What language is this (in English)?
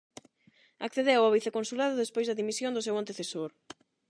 Galician